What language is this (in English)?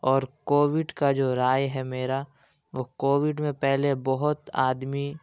Urdu